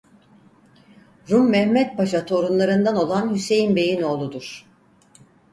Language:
Turkish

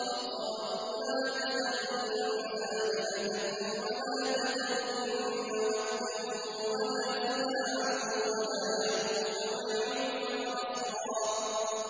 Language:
Arabic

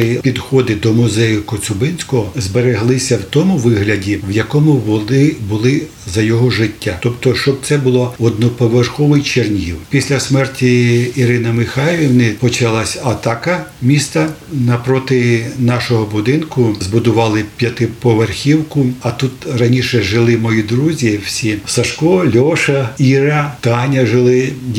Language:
Ukrainian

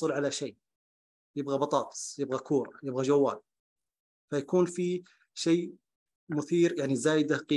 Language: Arabic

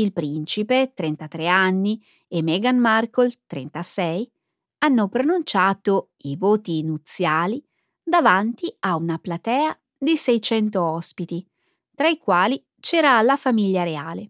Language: Italian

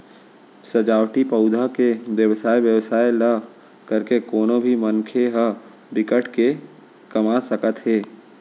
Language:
Chhattisgarhi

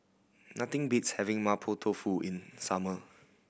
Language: English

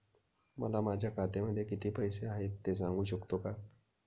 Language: Marathi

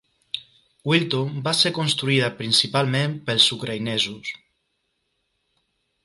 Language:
Catalan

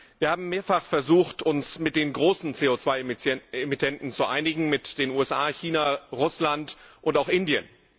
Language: German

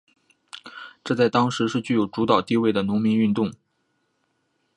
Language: Chinese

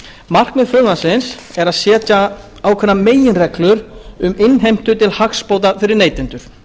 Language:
Icelandic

